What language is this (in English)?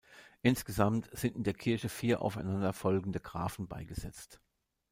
German